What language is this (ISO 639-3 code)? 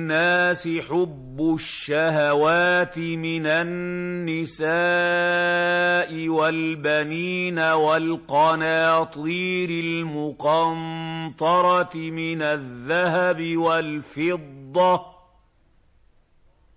ara